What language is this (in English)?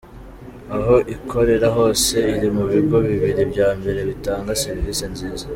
Kinyarwanda